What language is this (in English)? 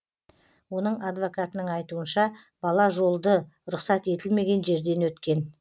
Kazakh